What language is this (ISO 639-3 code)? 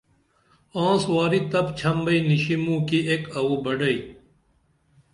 dml